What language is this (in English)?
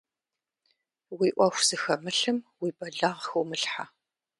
Kabardian